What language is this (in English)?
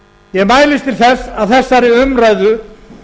Icelandic